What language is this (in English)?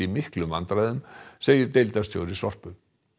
Icelandic